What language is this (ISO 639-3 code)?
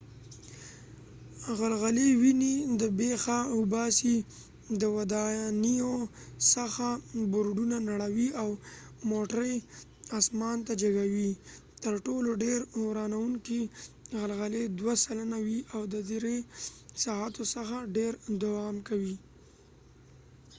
pus